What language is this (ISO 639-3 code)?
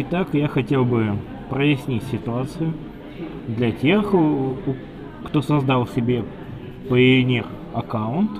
rus